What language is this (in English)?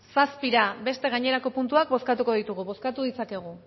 Basque